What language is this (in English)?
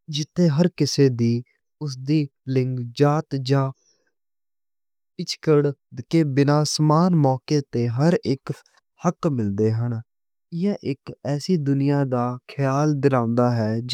Western Panjabi